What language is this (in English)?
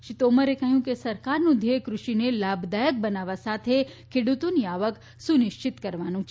Gujarati